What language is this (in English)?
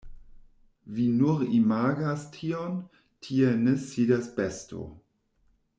Esperanto